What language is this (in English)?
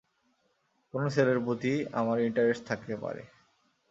Bangla